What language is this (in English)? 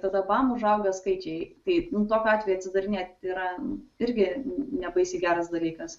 Lithuanian